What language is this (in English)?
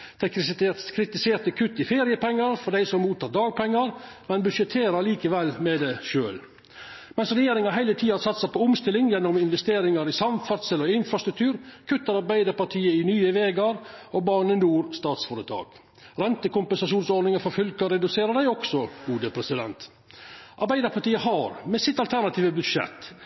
Norwegian Nynorsk